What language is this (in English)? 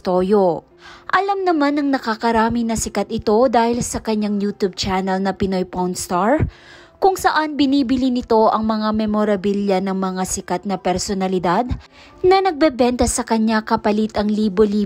Filipino